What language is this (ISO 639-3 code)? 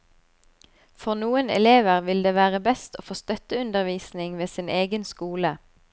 nor